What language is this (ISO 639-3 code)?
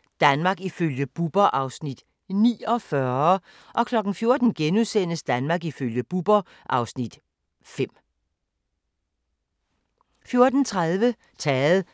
dan